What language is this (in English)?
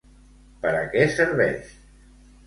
Catalan